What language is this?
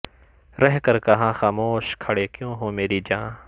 Urdu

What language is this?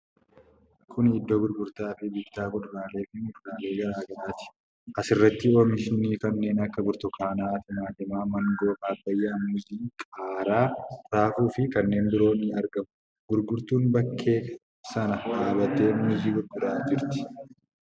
Oromo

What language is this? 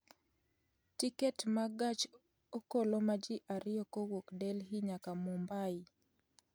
Luo (Kenya and Tanzania)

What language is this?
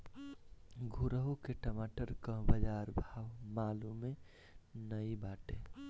Bhojpuri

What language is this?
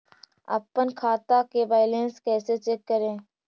Magahi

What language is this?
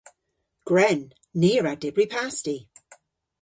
Cornish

